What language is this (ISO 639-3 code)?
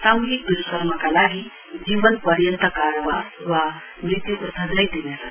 nep